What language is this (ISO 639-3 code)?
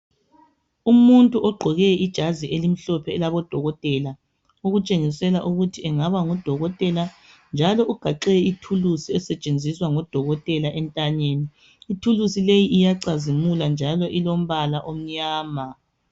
nde